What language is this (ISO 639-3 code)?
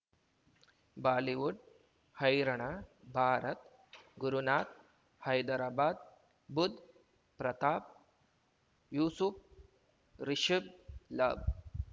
kan